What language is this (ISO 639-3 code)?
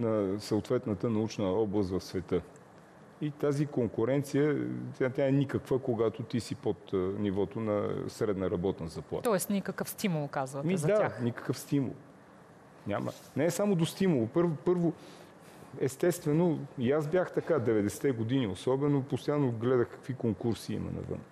bul